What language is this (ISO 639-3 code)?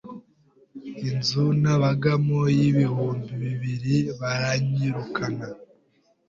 kin